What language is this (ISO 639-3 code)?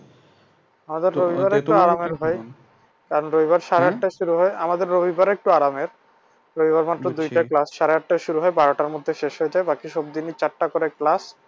ben